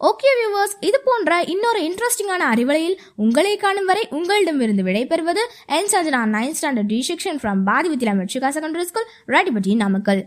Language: Tamil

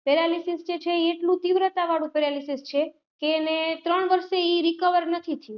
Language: Gujarati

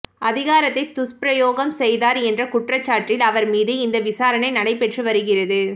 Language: Tamil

